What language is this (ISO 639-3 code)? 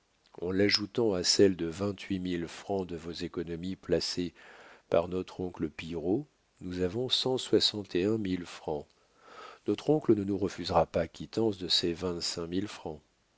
fra